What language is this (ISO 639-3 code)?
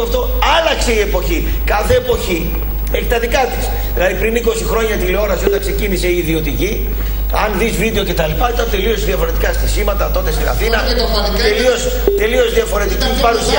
ell